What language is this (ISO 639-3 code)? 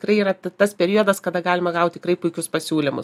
lit